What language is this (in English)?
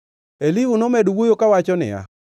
Luo (Kenya and Tanzania)